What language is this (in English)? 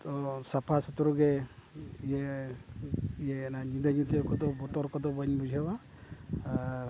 Santali